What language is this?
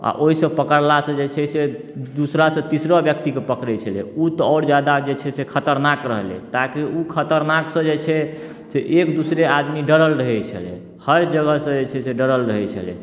Maithili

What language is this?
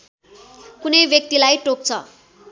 Nepali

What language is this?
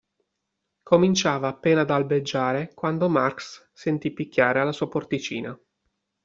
Italian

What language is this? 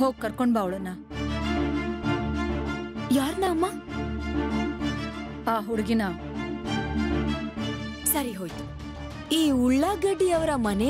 Hindi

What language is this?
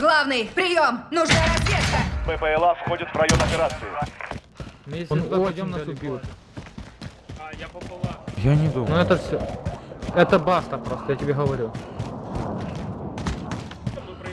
Russian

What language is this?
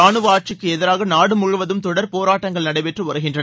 Tamil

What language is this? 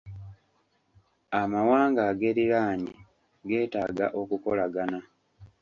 Ganda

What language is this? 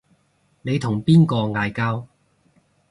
Cantonese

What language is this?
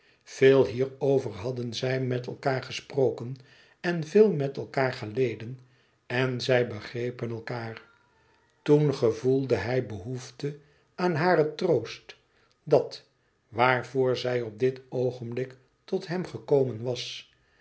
Dutch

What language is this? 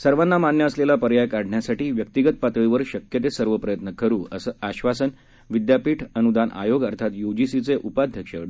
Marathi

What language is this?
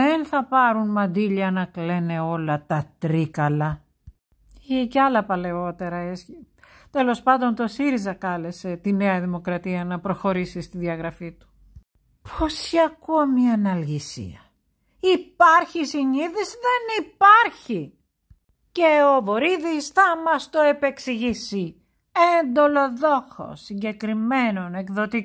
Greek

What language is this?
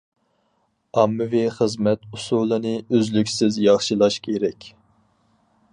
Uyghur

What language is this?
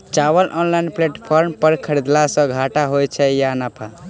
Maithili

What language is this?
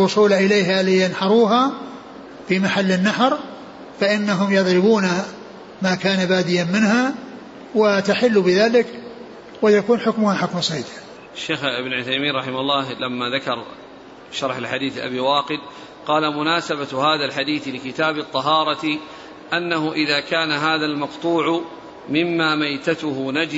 Arabic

